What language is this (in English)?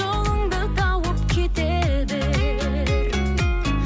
Kazakh